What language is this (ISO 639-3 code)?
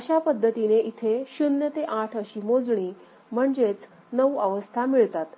mar